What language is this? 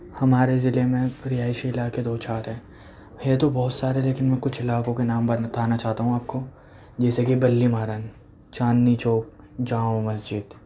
Urdu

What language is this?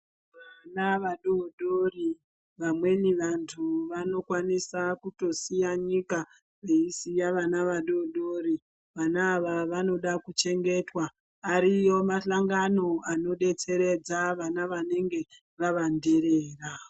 Ndau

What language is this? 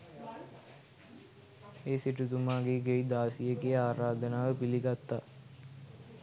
Sinhala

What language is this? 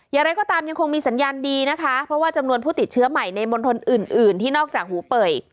Thai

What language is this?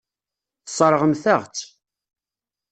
Kabyle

